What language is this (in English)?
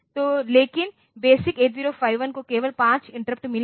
Hindi